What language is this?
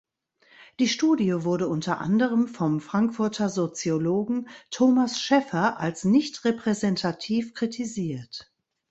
German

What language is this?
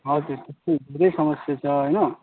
Nepali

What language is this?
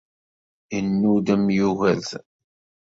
Kabyle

